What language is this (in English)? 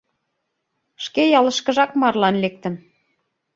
Mari